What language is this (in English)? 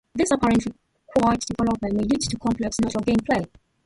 English